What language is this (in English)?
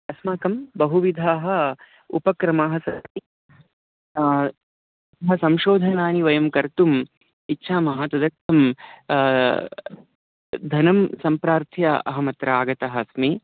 Sanskrit